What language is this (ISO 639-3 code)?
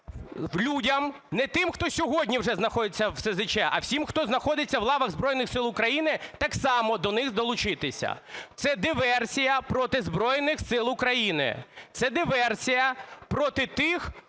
ukr